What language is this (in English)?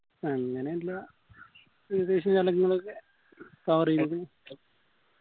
Malayalam